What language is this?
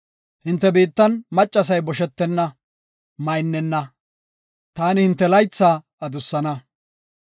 Gofa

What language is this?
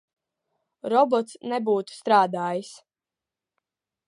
Latvian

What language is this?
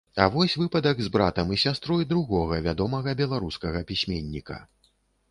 Belarusian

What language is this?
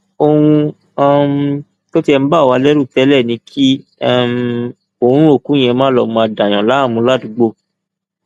Yoruba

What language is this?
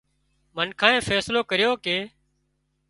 Wadiyara Koli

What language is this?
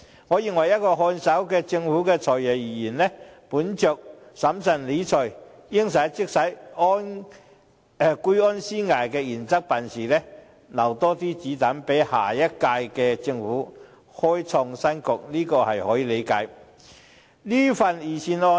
Cantonese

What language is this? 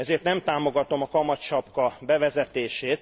Hungarian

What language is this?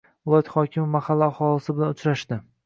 Uzbek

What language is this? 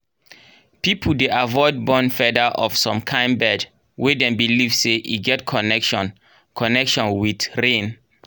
Nigerian Pidgin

